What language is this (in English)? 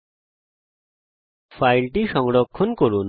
Bangla